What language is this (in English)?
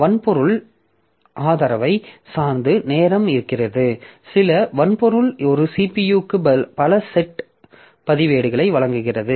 Tamil